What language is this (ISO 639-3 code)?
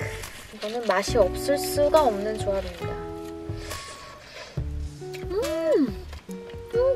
kor